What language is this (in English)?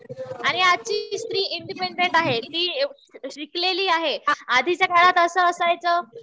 Marathi